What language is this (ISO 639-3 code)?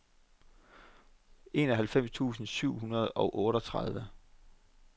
dan